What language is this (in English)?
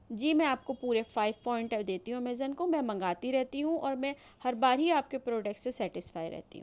Urdu